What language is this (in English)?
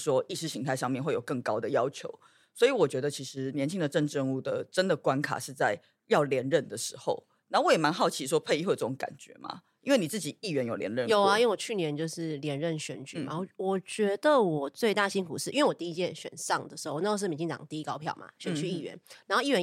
Chinese